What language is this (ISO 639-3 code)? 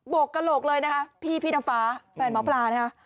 tha